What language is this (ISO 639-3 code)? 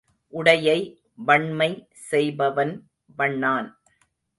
tam